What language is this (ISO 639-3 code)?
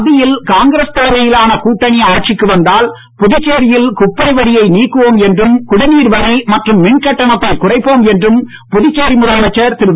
tam